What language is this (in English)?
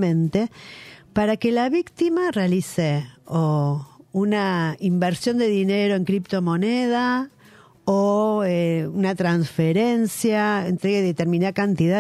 Spanish